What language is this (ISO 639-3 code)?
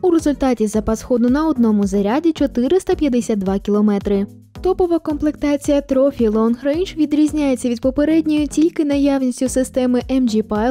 ukr